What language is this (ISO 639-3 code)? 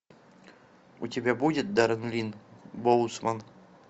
rus